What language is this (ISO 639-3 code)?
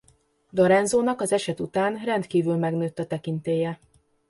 hun